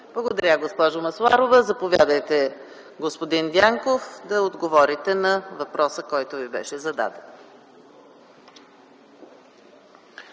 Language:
Bulgarian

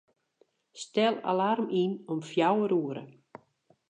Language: Western Frisian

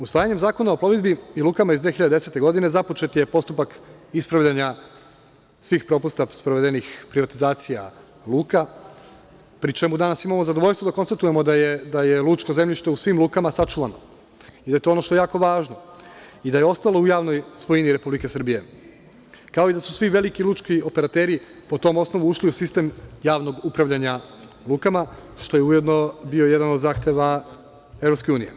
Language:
Serbian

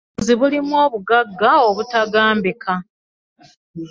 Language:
Ganda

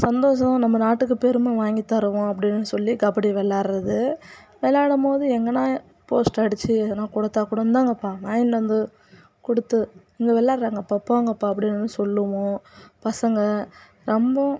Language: Tamil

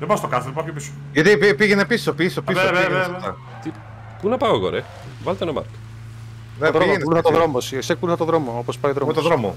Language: Greek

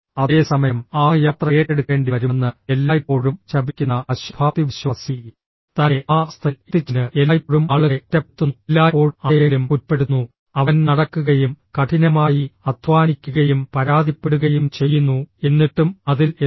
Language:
Malayalam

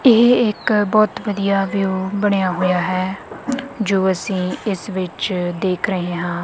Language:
Punjabi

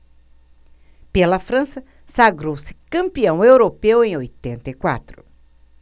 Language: Portuguese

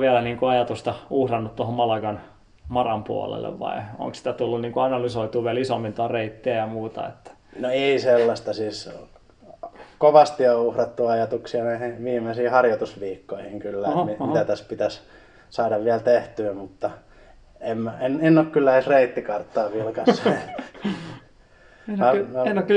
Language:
Finnish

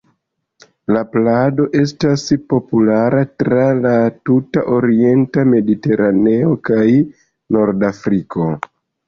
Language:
Esperanto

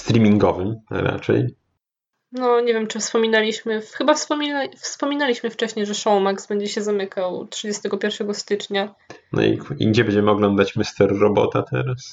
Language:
Polish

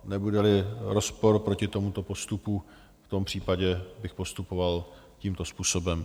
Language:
Czech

